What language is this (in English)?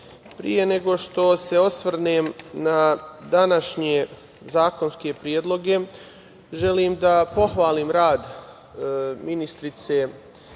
Serbian